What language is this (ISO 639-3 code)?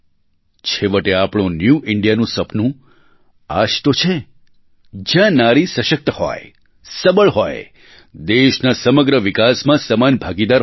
guj